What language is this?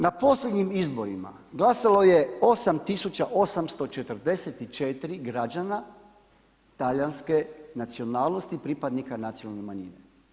Croatian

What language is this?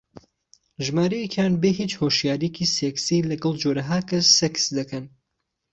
Central Kurdish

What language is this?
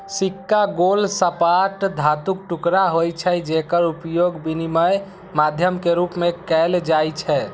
Maithili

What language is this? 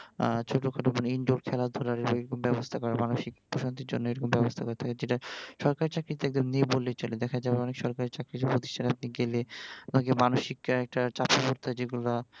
Bangla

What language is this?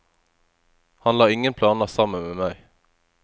Norwegian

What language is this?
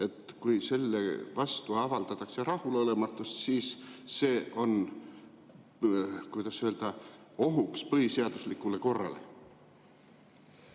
Estonian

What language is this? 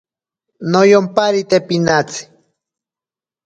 Ashéninka Perené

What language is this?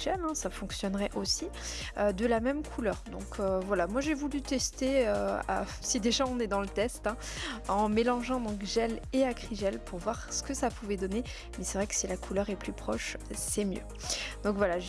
French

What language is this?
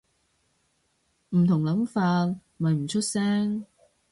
Cantonese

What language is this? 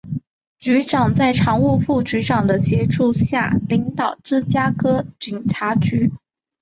Chinese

